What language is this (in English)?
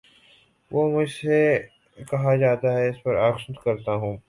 Urdu